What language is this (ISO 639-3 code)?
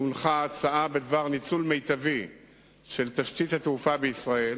heb